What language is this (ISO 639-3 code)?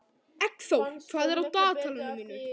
isl